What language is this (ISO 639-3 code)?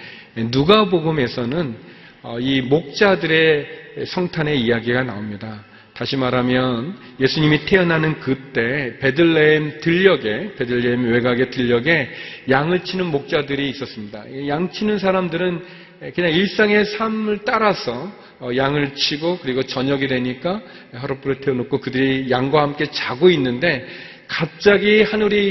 kor